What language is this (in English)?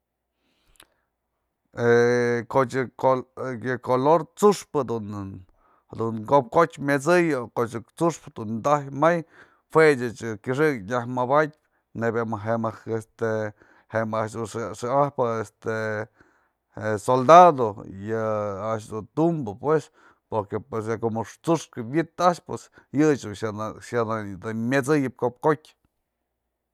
Mazatlán Mixe